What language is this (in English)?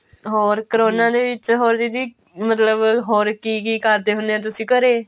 Punjabi